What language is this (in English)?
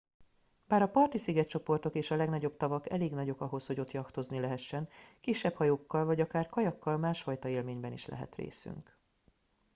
Hungarian